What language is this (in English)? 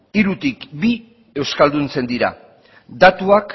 Basque